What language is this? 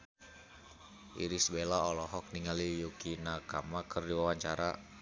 Sundanese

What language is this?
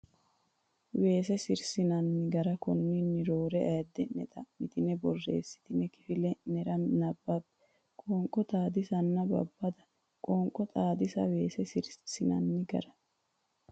Sidamo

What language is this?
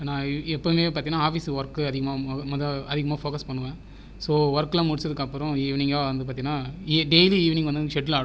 Tamil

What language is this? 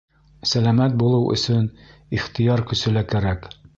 Bashkir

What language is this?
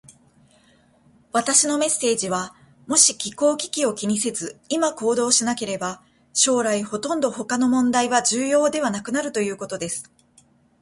Japanese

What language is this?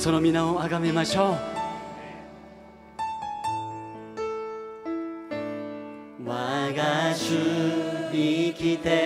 Spanish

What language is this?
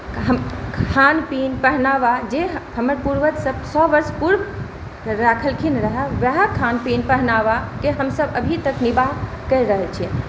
Maithili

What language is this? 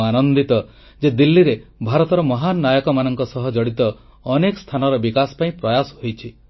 Odia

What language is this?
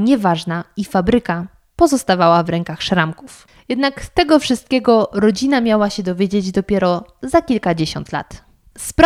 Polish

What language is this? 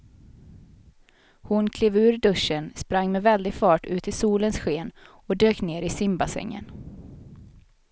Swedish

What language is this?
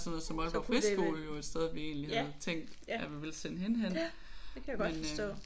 Danish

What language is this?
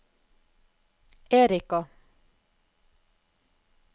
Norwegian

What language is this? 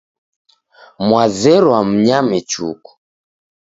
Taita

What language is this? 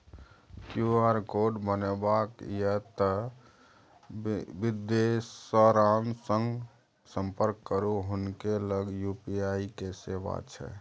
Maithili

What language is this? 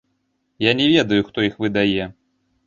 Belarusian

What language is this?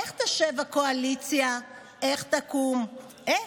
Hebrew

